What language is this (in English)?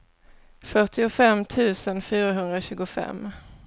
Swedish